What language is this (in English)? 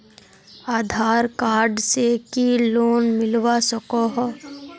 Magahi